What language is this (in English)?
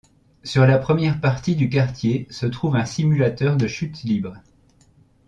French